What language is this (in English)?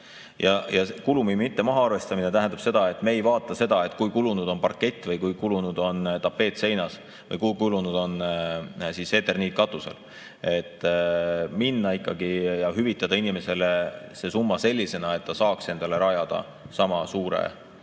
Estonian